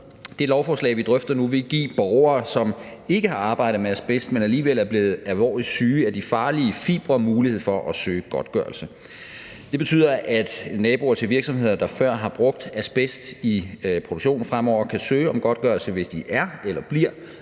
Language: Danish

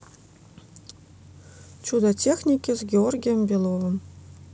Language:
Russian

